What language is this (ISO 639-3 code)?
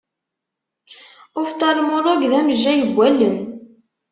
kab